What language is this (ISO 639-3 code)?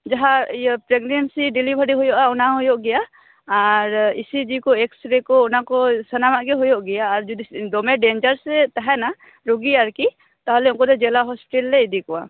sat